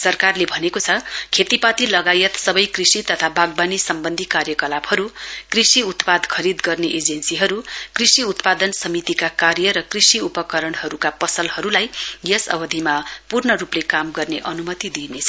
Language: Nepali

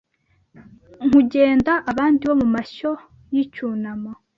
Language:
Kinyarwanda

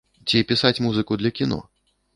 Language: Belarusian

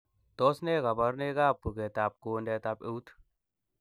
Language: Kalenjin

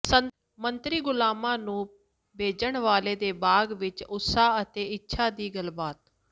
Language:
Punjabi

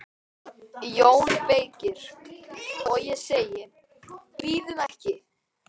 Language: Icelandic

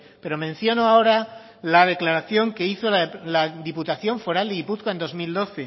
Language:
Spanish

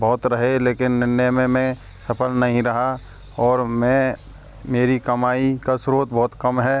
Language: Hindi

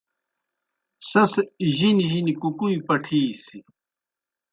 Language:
Kohistani Shina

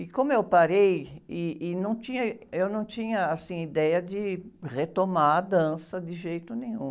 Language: Portuguese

